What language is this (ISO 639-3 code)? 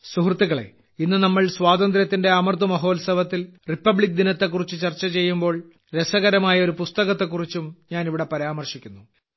mal